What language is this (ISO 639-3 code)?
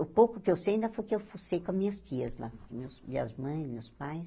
por